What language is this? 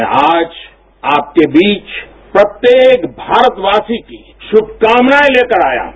Hindi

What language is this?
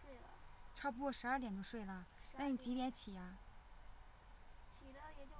Chinese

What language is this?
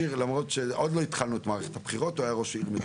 Hebrew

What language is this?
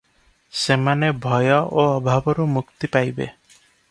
Odia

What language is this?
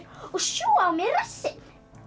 Icelandic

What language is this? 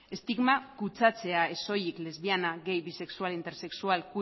Basque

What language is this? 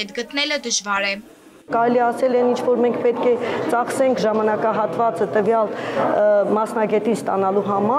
Romanian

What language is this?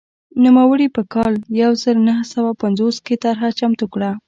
Pashto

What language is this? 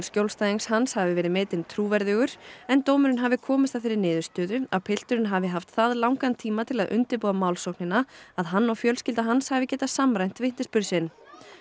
Icelandic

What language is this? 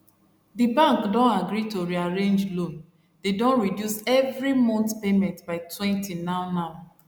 Nigerian Pidgin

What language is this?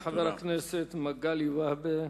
Hebrew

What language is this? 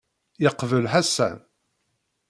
Kabyle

